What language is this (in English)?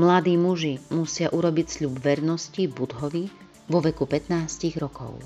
Slovak